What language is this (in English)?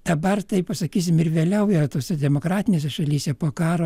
Lithuanian